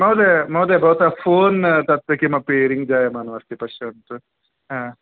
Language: Sanskrit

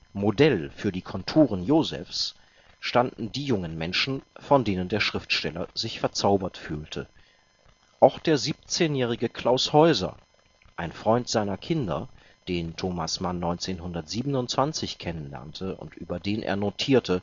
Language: German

